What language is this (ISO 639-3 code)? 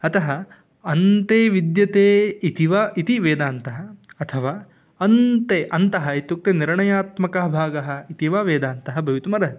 san